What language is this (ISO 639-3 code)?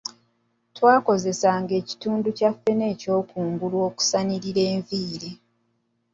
lug